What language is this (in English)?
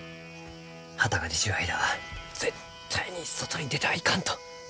Japanese